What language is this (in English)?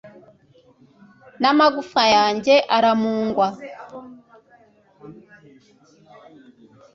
Kinyarwanda